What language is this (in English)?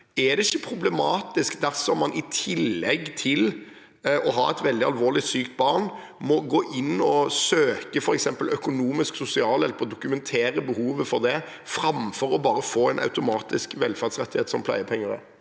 Norwegian